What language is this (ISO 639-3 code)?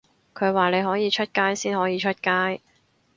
yue